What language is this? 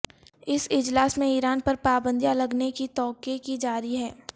Urdu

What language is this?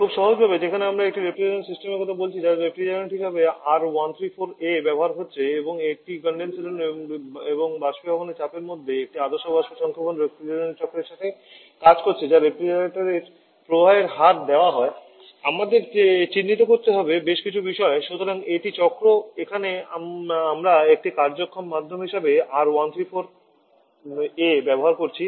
Bangla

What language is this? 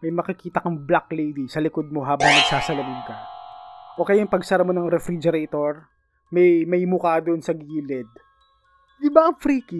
Filipino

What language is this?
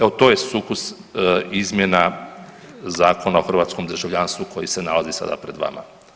Croatian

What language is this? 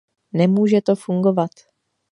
Czech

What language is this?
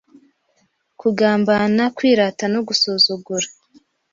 Kinyarwanda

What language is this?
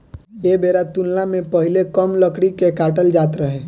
Bhojpuri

